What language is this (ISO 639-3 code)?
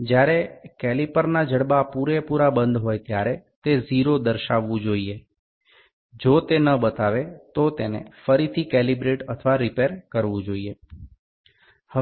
ben